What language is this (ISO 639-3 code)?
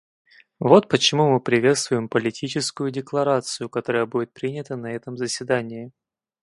rus